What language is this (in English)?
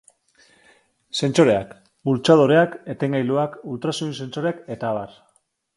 Basque